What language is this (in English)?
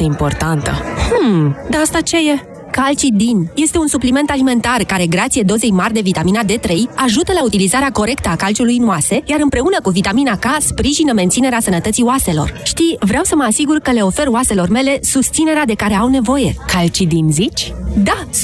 Romanian